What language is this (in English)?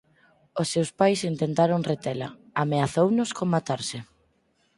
Galician